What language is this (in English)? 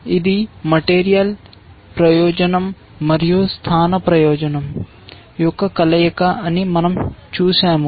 Telugu